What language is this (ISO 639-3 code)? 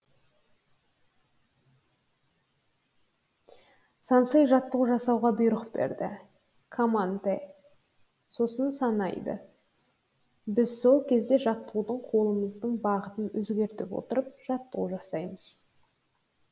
kaz